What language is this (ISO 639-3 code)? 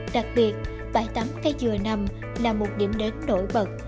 vie